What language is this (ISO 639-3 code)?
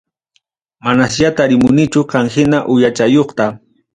quy